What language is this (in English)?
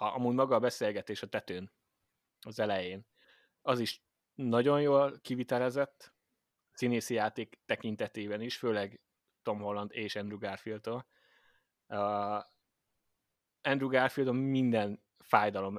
Hungarian